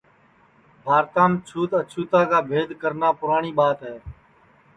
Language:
Sansi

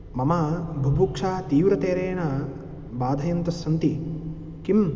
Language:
Sanskrit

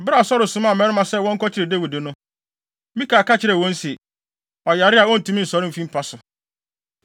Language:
Akan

